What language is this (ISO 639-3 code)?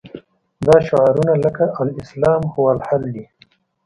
pus